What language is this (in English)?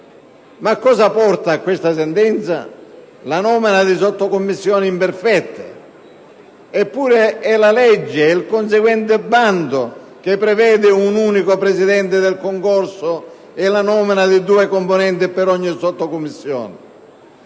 Italian